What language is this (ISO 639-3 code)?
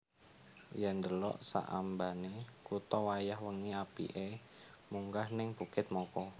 jav